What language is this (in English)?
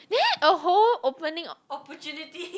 English